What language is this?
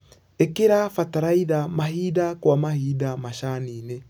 Kikuyu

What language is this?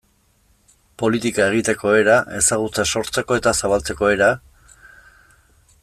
Basque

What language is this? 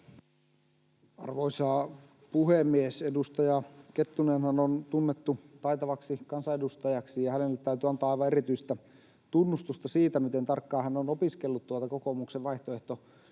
Finnish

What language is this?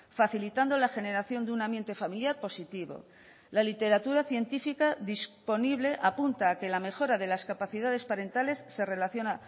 Spanish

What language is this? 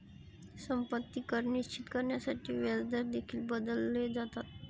Marathi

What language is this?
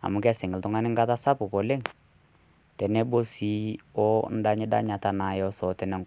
Masai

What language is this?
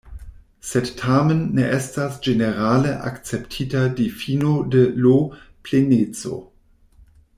Esperanto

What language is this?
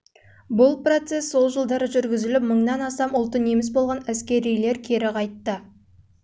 Kazakh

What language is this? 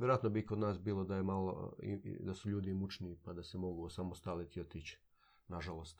Croatian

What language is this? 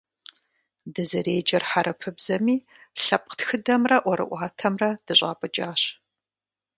Kabardian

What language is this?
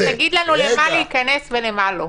Hebrew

